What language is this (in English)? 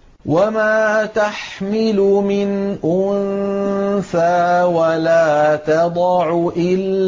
Arabic